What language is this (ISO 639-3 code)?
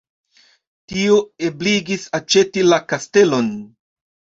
epo